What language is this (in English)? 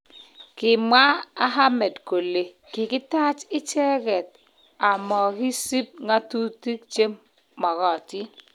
Kalenjin